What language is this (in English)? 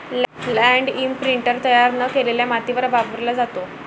Marathi